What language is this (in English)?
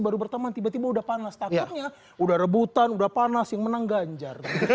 Indonesian